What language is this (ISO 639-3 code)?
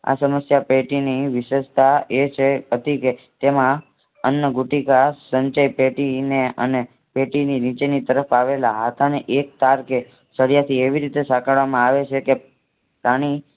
guj